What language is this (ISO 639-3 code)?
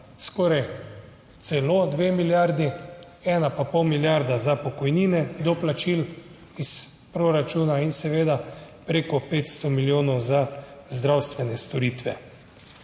slv